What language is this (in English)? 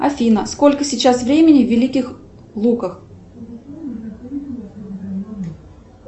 Russian